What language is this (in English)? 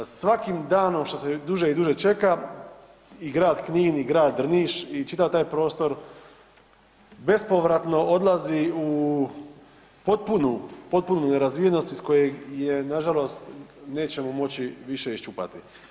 Croatian